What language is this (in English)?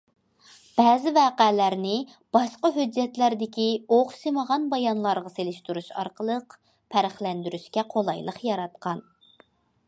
Uyghur